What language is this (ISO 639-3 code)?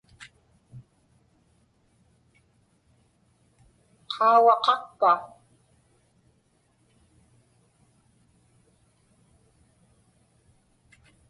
ipk